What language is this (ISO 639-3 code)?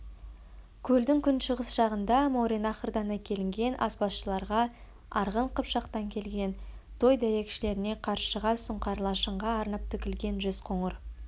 kaz